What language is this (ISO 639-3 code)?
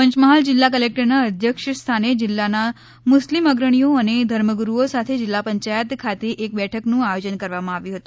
guj